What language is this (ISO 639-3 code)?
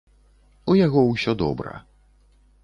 bel